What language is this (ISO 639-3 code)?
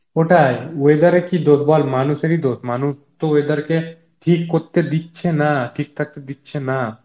ben